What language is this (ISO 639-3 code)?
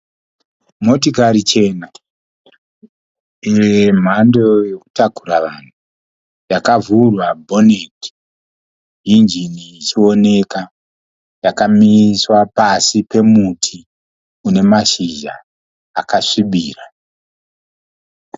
sna